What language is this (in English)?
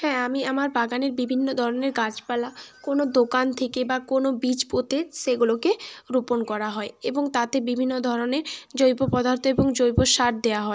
Bangla